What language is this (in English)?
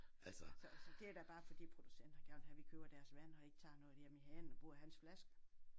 Danish